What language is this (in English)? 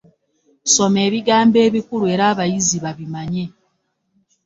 Ganda